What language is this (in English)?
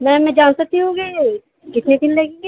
Urdu